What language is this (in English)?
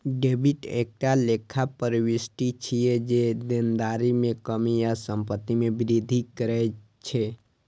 Maithili